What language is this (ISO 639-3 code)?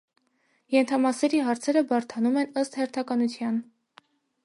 hye